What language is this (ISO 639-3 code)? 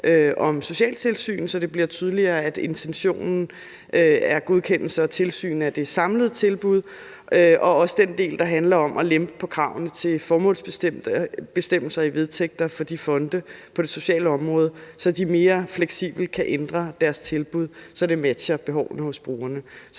dan